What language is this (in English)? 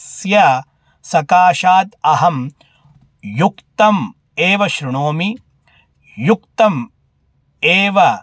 Sanskrit